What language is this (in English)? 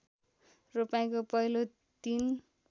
Nepali